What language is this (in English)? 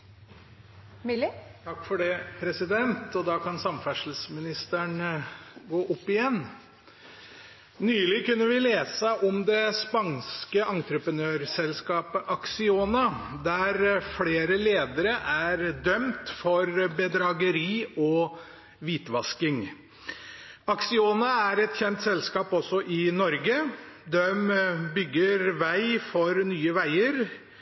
Norwegian Bokmål